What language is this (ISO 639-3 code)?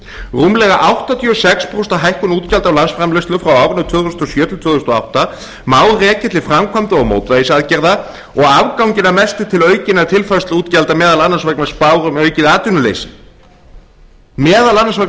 isl